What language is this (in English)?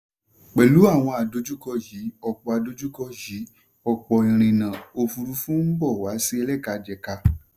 Yoruba